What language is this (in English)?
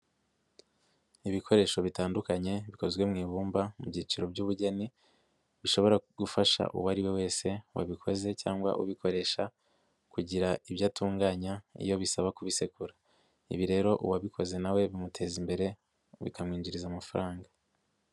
Kinyarwanda